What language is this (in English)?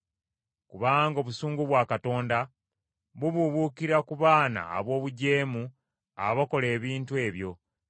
Ganda